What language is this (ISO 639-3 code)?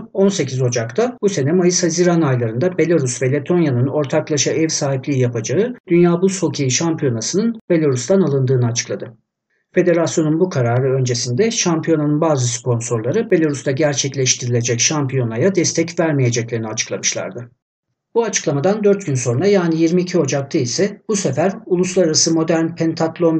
tur